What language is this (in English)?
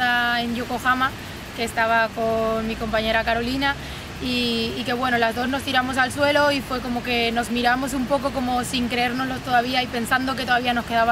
Spanish